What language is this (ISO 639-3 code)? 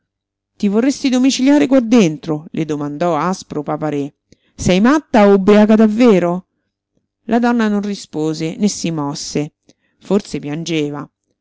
ita